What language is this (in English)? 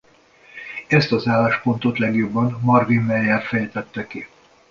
Hungarian